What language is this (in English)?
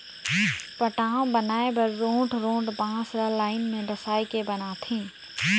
Chhattisgarhi